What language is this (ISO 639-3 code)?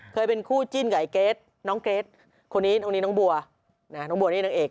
tha